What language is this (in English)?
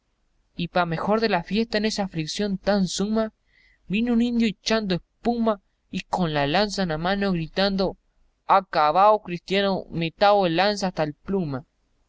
Spanish